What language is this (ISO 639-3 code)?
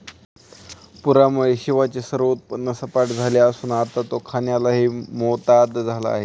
mar